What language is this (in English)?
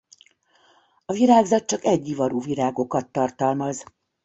Hungarian